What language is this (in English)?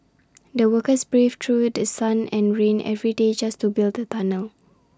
English